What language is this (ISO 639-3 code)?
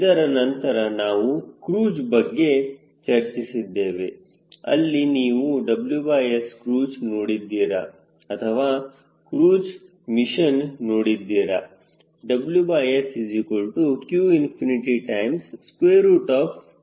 kan